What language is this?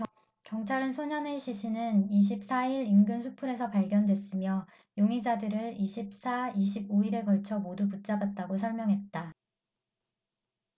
Korean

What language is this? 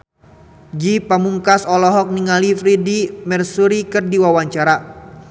Sundanese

